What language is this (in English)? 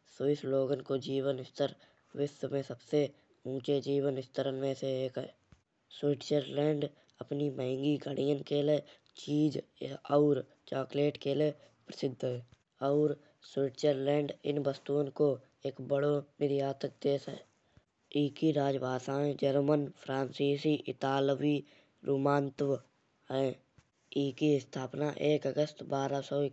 Kanauji